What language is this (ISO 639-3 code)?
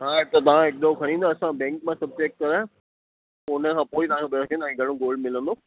snd